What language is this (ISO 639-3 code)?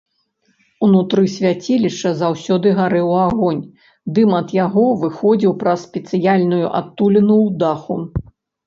bel